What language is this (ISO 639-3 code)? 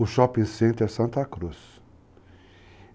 por